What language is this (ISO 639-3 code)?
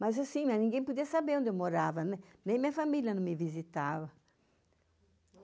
por